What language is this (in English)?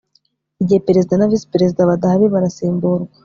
Kinyarwanda